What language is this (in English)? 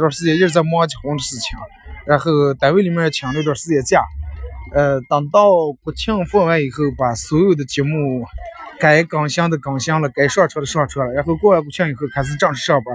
Chinese